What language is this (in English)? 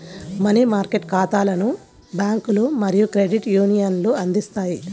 Telugu